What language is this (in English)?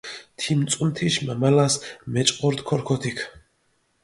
Mingrelian